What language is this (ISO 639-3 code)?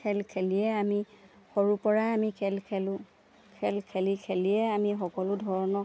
asm